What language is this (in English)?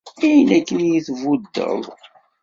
Kabyle